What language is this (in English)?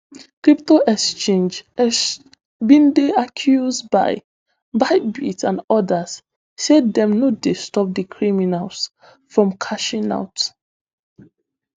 Nigerian Pidgin